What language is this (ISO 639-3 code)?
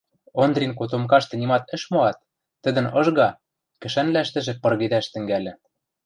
mrj